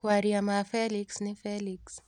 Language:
Kikuyu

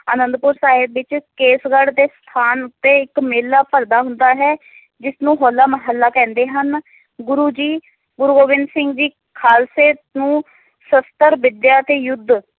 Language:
Punjabi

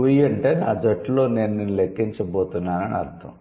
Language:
Telugu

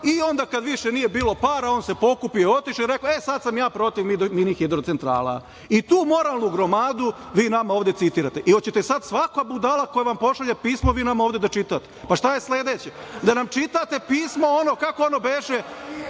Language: Serbian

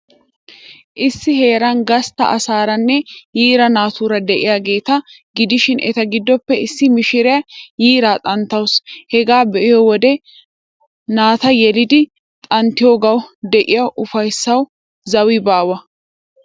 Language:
Wolaytta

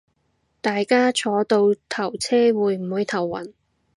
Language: Cantonese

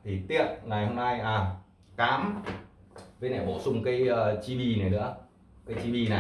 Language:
Vietnamese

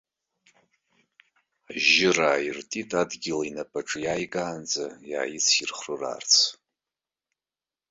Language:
Abkhazian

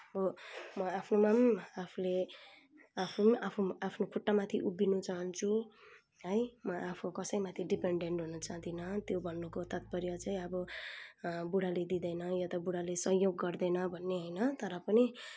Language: Nepali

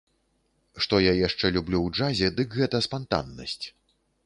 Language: Belarusian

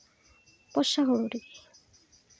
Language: Santali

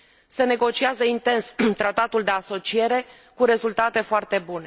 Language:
Romanian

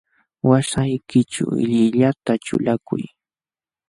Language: Jauja Wanca Quechua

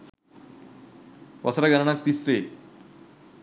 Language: Sinhala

